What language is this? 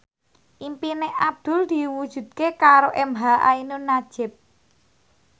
Javanese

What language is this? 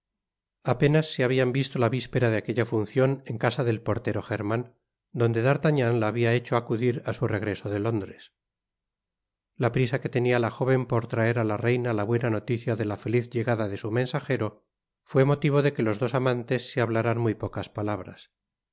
Spanish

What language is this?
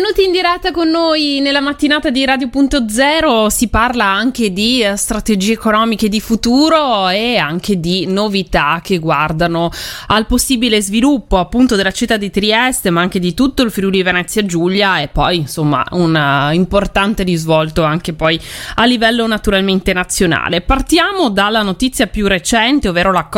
Italian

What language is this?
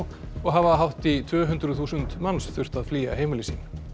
Icelandic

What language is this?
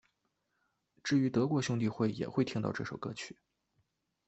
Chinese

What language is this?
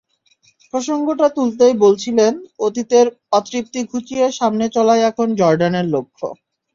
Bangla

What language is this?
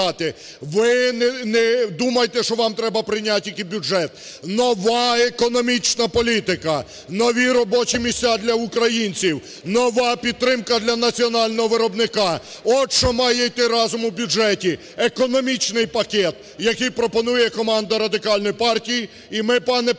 Ukrainian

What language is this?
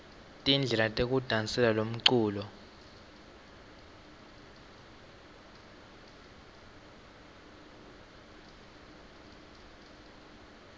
Swati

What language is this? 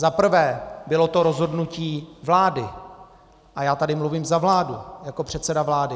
Czech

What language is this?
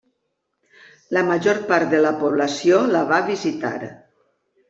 Catalan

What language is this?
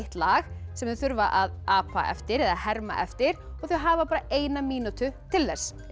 Icelandic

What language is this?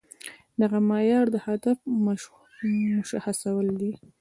Pashto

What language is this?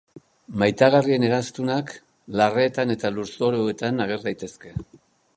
Basque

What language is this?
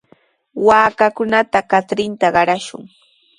Sihuas Ancash Quechua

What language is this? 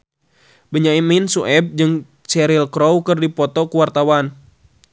Sundanese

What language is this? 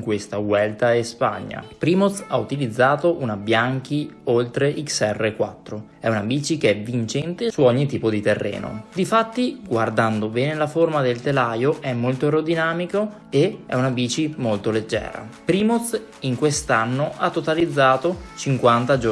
Italian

